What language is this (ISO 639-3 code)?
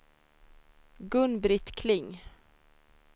swe